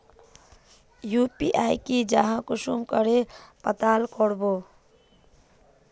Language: Magahi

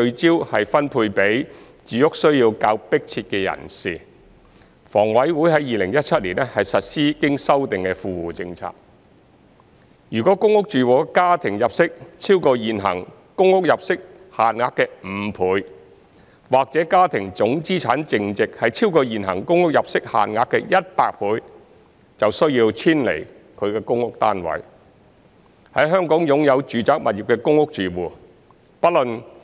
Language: Cantonese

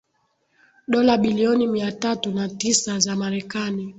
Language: Swahili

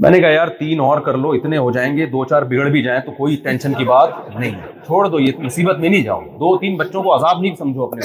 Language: Urdu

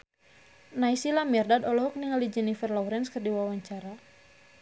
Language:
Sundanese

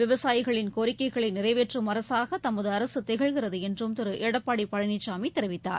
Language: Tamil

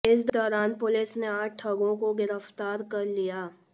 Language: Hindi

